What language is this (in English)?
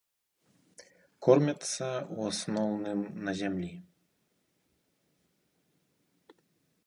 Belarusian